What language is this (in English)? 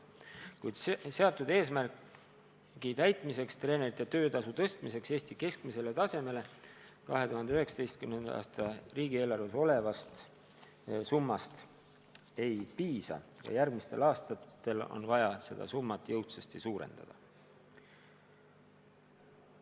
Estonian